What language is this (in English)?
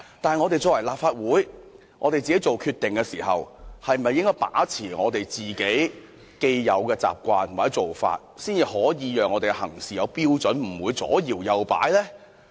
Cantonese